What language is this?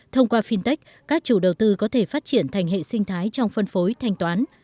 Vietnamese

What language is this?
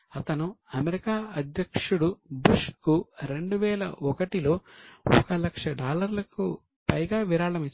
Telugu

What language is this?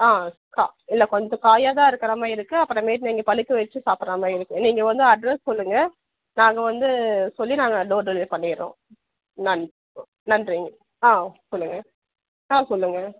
Tamil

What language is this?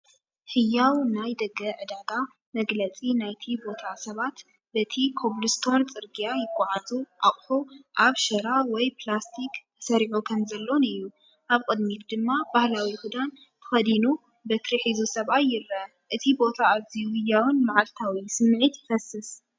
Tigrinya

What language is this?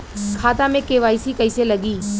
Bhojpuri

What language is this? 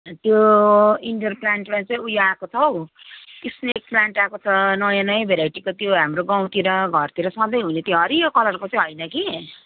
Nepali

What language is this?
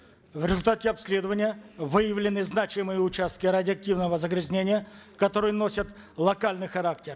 Kazakh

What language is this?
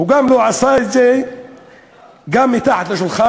Hebrew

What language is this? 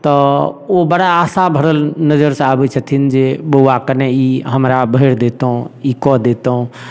Maithili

